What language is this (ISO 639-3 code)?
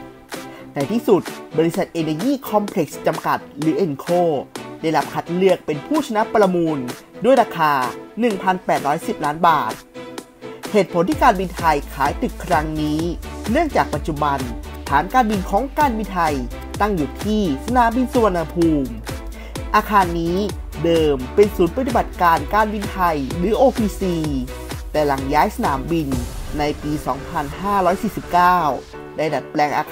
tha